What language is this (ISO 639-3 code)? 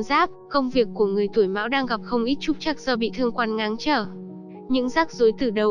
vie